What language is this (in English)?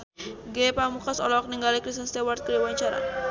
Sundanese